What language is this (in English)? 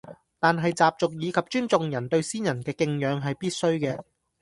Cantonese